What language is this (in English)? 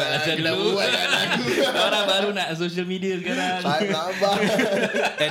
Malay